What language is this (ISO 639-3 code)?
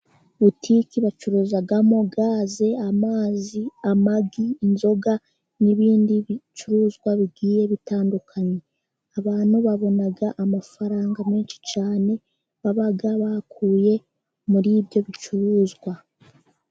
kin